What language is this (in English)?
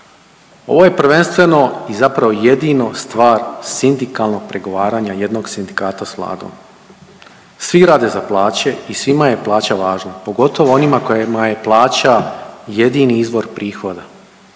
Croatian